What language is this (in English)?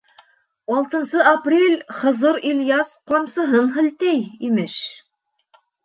Bashkir